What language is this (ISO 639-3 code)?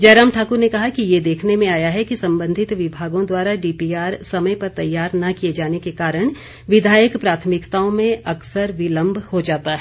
hin